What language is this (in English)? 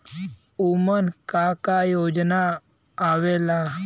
Bhojpuri